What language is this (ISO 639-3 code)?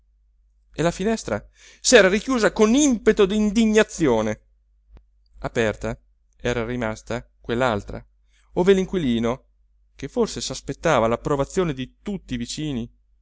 ita